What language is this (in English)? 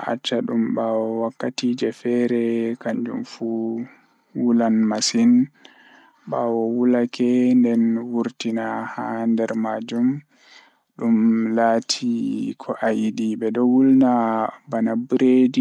Fula